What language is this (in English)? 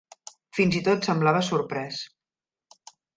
Catalan